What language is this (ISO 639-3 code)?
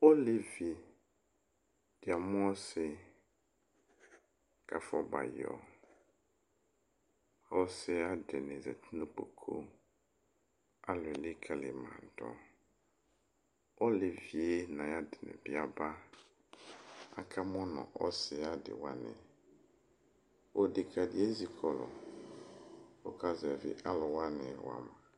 kpo